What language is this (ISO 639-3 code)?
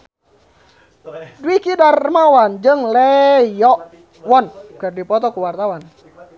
sun